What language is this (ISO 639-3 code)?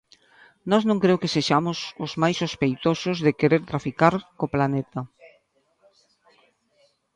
glg